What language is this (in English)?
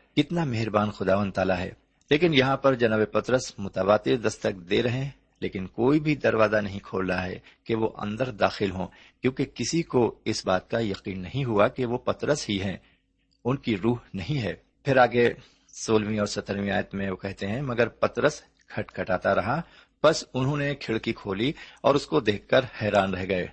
Urdu